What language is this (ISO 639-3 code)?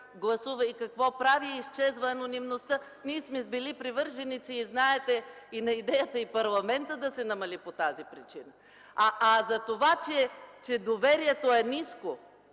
bul